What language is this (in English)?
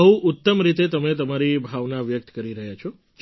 Gujarati